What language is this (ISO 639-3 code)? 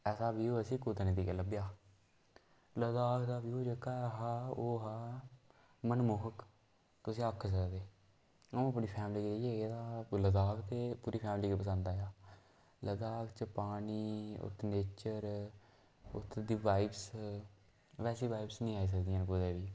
doi